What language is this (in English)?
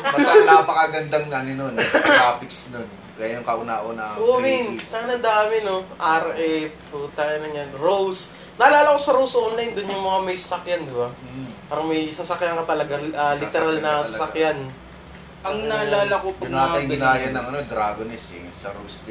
Filipino